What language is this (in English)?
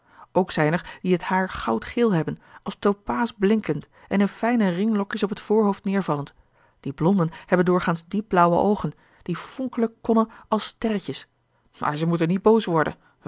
Dutch